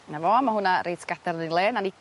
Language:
Welsh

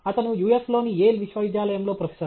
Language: Telugu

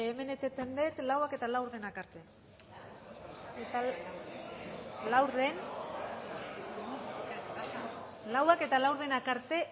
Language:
Basque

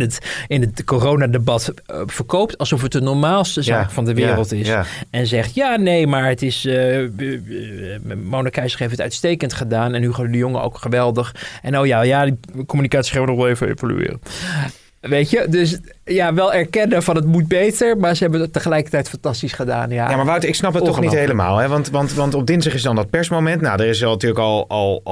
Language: Dutch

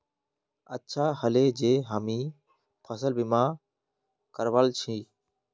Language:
Magahi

